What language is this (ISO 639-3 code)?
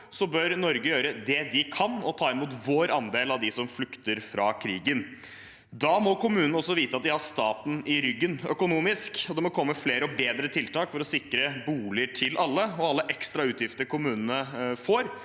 nor